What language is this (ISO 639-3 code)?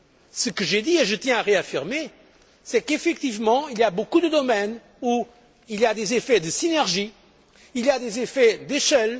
fra